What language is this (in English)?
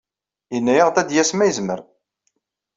Kabyle